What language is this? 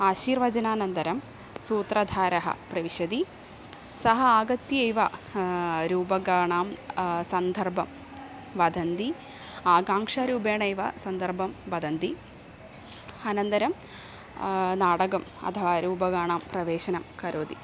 Sanskrit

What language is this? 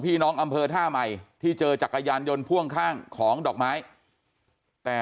Thai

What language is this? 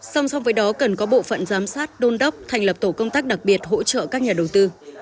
Vietnamese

